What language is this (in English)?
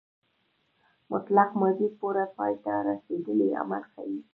Pashto